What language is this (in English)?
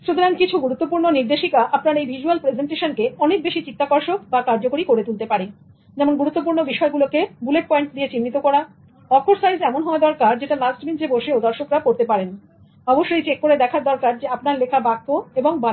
Bangla